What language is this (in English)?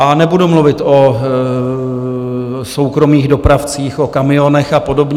Czech